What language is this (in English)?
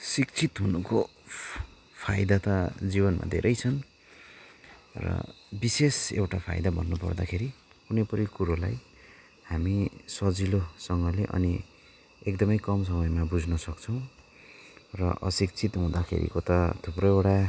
Nepali